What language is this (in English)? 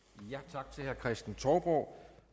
Danish